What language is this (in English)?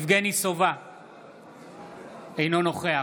Hebrew